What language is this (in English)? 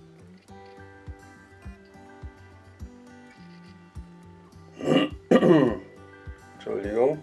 German